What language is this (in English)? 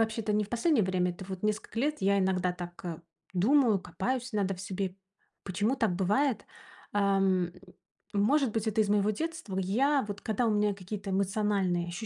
Russian